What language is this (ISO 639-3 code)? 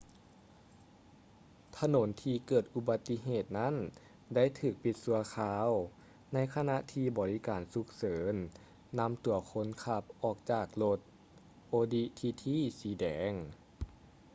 lao